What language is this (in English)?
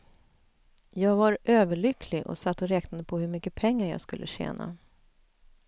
Swedish